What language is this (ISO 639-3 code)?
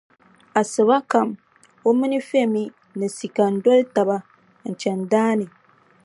dag